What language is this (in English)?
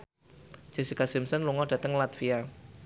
Javanese